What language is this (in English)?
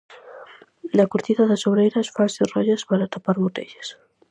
Galician